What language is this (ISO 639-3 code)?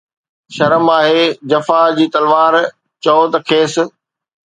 snd